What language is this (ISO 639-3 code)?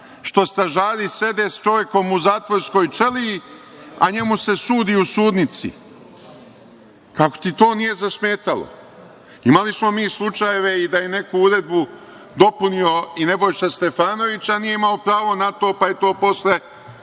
srp